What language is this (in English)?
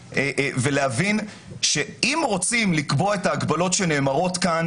Hebrew